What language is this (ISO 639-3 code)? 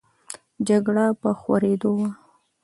pus